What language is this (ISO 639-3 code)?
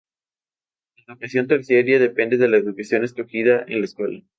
spa